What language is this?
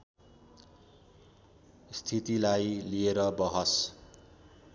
Nepali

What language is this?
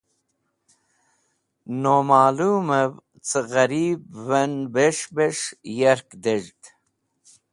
Wakhi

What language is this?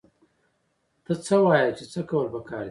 Pashto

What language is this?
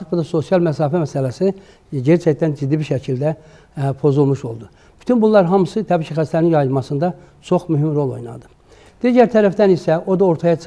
Turkish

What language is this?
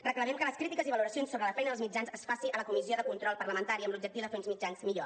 Catalan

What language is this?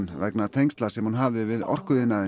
Icelandic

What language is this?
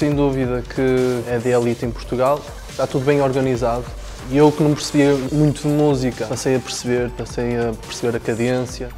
Portuguese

